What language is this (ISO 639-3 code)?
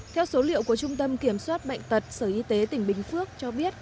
vie